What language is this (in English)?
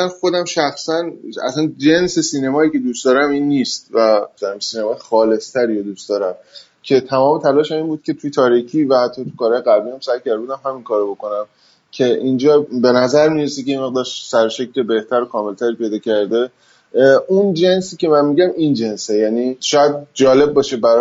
Persian